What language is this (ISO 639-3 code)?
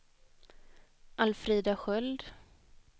swe